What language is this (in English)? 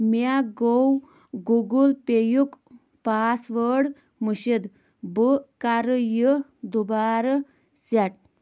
Kashmiri